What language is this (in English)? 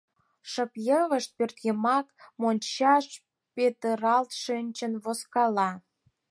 Mari